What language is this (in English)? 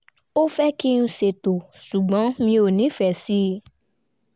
Yoruba